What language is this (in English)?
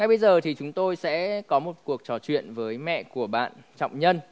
Vietnamese